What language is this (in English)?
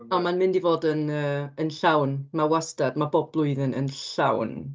Welsh